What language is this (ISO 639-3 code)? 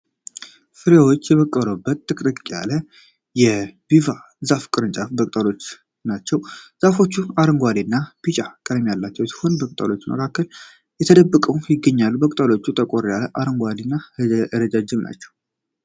amh